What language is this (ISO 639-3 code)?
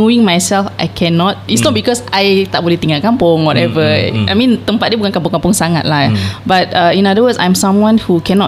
msa